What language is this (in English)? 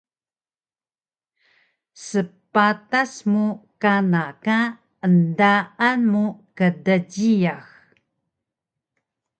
Taroko